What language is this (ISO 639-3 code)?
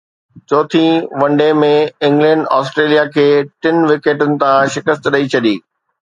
snd